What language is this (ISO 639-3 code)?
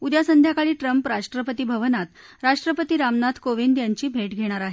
mar